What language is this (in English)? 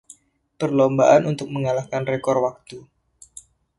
Indonesian